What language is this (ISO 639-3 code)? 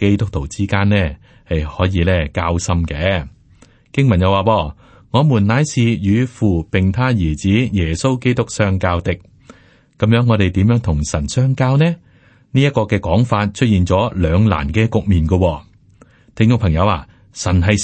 zho